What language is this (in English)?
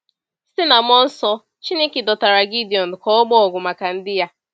Igbo